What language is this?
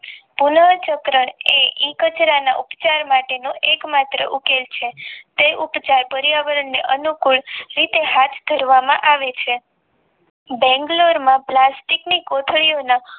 Gujarati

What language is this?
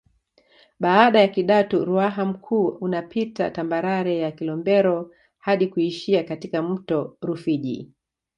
Swahili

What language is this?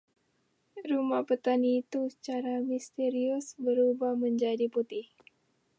Indonesian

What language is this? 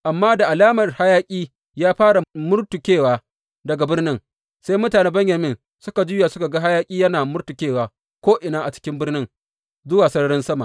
Hausa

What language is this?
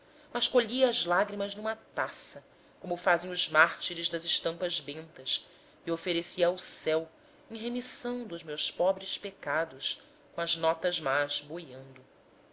Portuguese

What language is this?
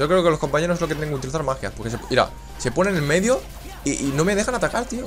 Spanish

